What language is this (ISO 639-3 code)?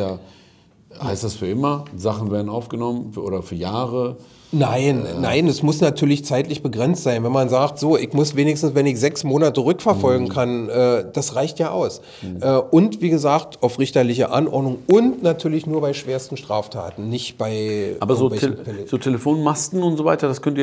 deu